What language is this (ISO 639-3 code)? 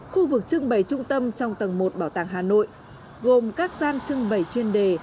vie